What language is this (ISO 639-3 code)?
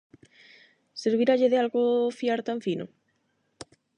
glg